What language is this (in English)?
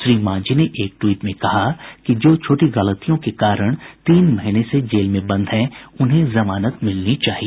Hindi